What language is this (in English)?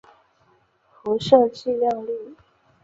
Chinese